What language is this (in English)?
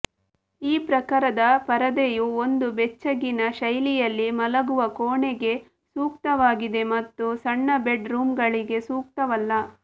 Kannada